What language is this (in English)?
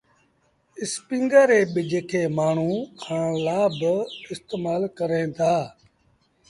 Sindhi Bhil